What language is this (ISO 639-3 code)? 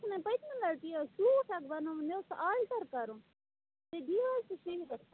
kas